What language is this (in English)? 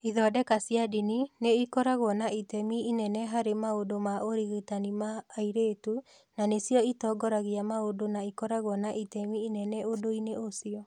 Kikuyu